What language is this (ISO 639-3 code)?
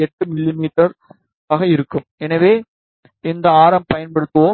tam